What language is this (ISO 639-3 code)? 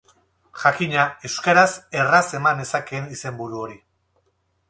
eus